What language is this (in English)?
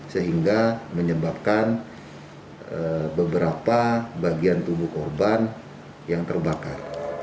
Indonesian